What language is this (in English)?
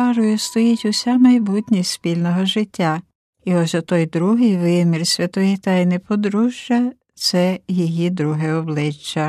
Ukrainian